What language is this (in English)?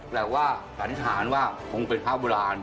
Thai